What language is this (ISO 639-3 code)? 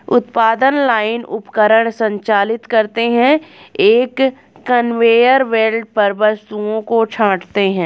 hin